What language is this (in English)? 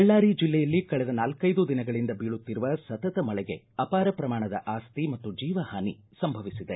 Kannada